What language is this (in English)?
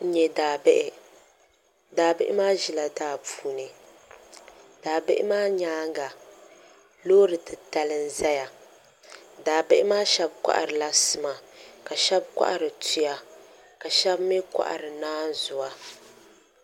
Dagbani